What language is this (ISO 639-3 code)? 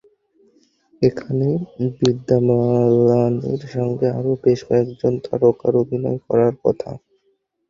ben